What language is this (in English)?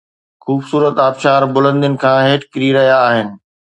Sindhi